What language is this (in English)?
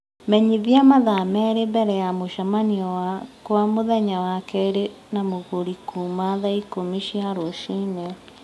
Kikuyu